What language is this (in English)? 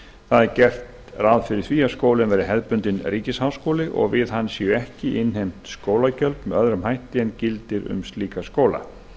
Icelandic